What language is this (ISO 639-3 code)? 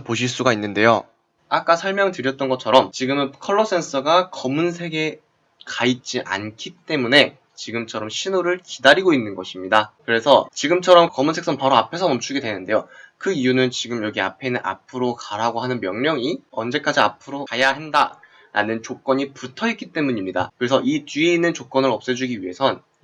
kor